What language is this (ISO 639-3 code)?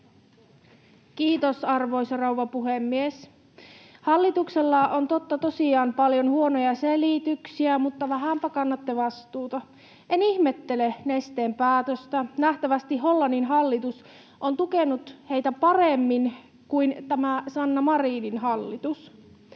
fin